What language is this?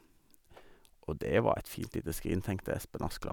Norwegian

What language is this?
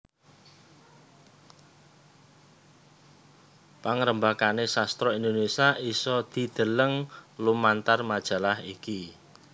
Javanese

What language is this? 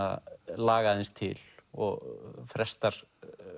Icelandic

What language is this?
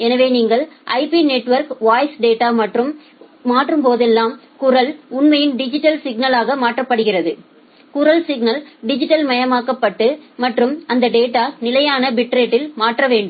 Tamil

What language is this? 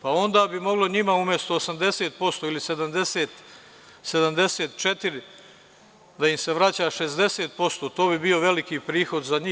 Serbian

